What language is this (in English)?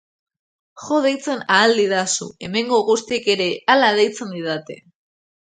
Basque